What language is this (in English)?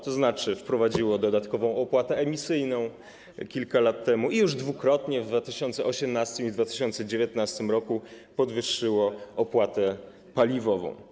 Polish